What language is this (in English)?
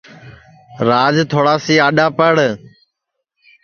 Sansi